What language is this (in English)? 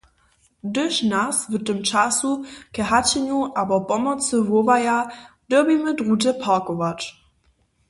Upper Sorbian